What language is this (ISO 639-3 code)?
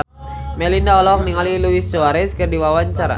sun